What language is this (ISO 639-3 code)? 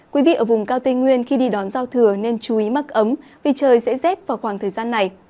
vie